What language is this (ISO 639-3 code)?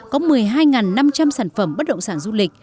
vie